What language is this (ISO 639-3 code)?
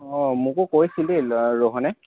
asm